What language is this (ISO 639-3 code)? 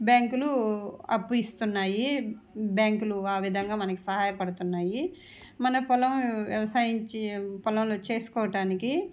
tel